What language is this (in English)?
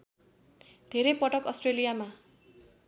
Nepali